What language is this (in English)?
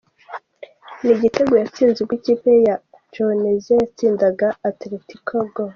Kinyarwanda